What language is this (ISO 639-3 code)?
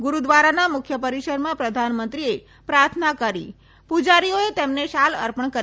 guj